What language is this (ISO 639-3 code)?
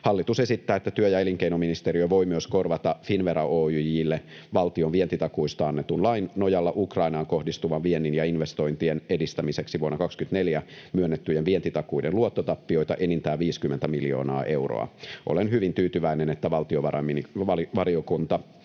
fin